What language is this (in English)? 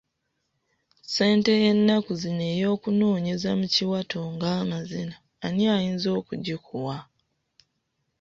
Ganda